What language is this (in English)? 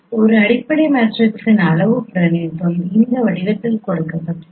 Tamil